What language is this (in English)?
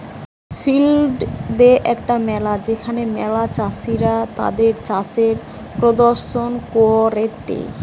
Bangla